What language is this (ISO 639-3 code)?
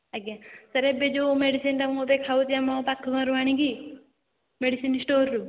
ori